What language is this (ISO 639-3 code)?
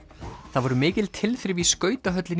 isl